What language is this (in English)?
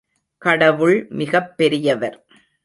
Tamil